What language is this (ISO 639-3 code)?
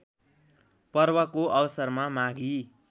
nep